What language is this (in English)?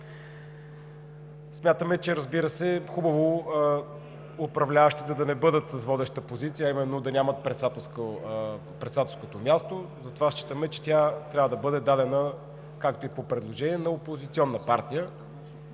Bulgarian